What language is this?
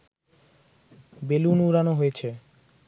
Bangla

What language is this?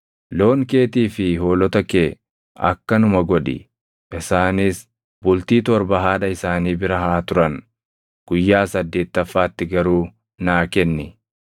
Oromo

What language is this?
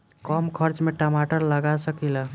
Bhojpuri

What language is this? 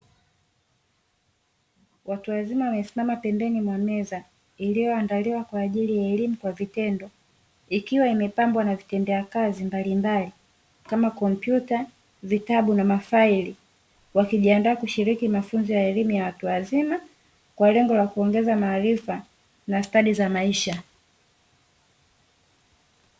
Swahili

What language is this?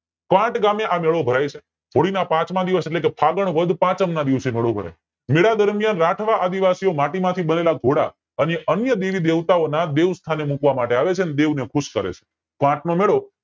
Gujarati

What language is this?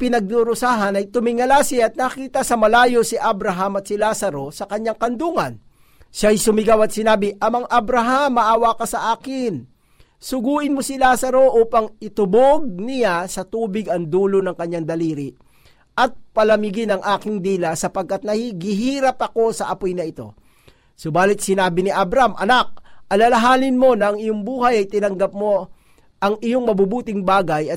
Filipino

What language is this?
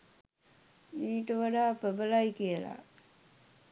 Sinhala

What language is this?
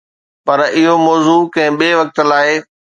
Sindhi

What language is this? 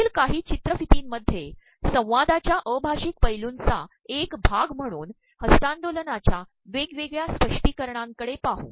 Marathi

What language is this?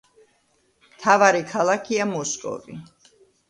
Georgian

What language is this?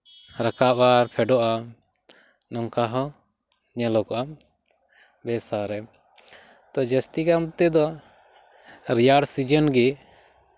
Santali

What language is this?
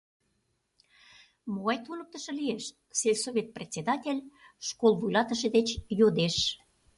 Mari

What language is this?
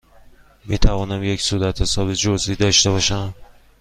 Persian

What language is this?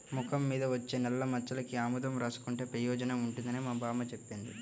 Telugu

